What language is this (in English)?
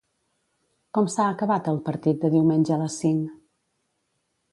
Catalan